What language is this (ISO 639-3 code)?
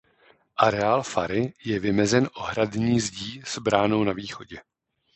ces